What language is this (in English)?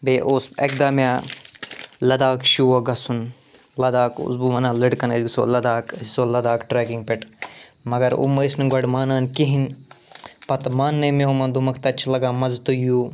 Kashmiri